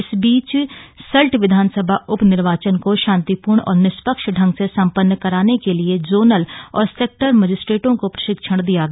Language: Hindi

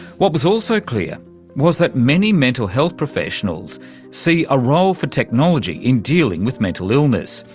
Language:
English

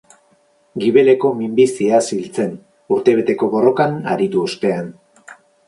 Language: Basque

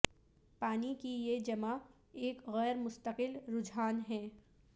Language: Urdu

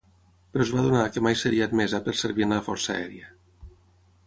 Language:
Catalan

